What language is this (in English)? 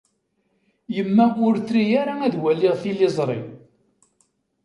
Kabyle